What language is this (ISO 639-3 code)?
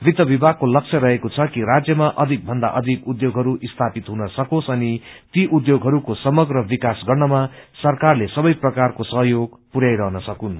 nep